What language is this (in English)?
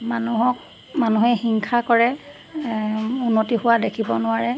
Assamese